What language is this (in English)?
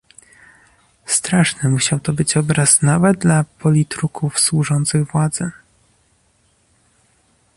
Polish